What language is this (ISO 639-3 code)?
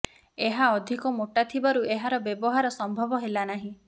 ori